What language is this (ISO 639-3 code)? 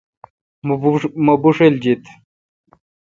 xka